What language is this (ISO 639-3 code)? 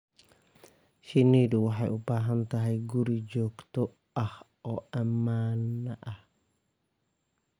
som